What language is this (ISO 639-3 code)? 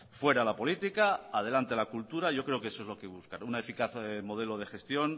spa